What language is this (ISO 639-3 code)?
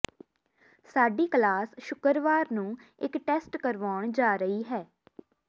pan